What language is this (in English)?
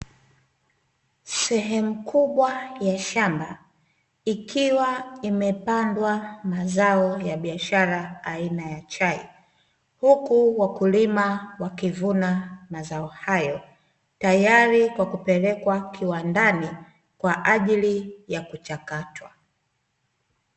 Swahili